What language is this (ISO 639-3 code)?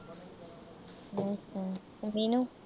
pan